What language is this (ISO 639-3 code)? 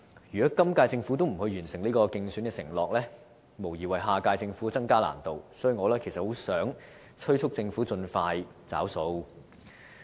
yue